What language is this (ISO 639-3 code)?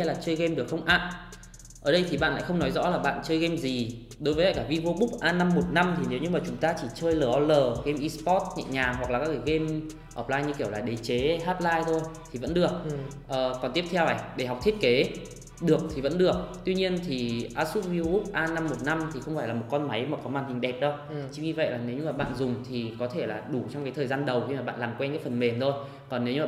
vie